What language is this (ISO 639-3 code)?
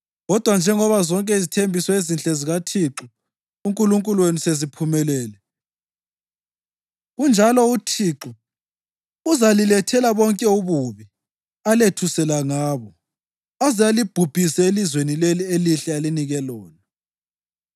nde